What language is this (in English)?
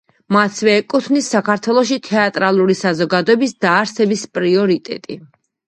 Georgian